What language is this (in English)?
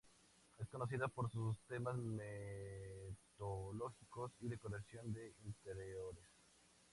Spanish